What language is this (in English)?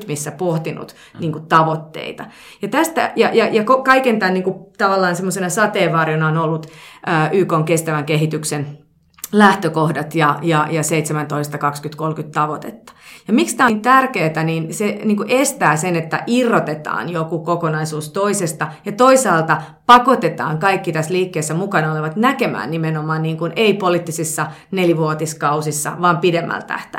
Finnish